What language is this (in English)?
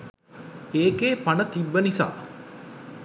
Sinhala